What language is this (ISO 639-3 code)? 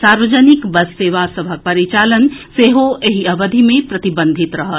mai